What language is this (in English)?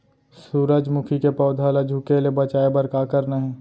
Chhattisgarhi